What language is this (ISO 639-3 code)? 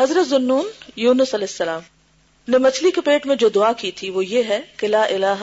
urd